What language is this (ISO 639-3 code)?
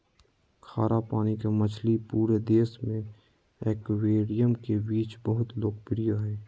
mag